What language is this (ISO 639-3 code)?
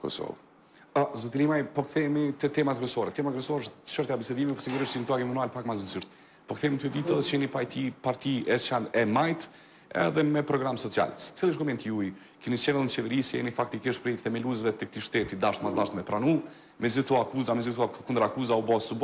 ron